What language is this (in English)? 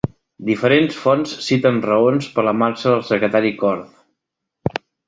Catalan